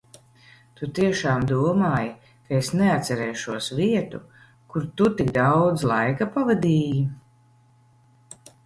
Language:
Latvian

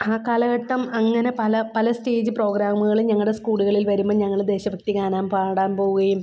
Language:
Malayalam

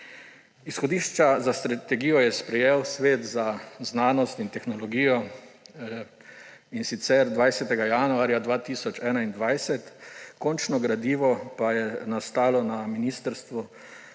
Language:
Slovenian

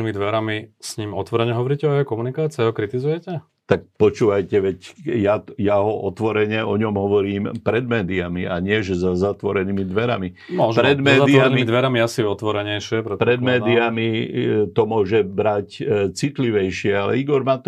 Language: Slovak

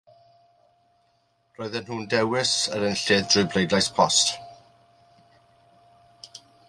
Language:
Welsh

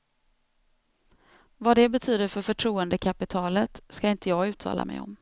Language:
Swedish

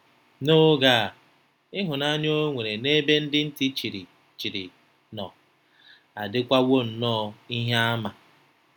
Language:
Igbo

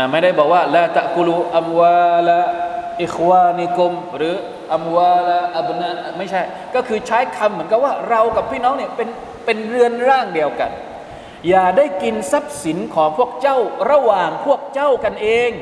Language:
Thai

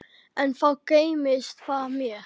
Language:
Icelandic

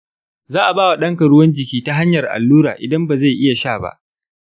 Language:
Hausa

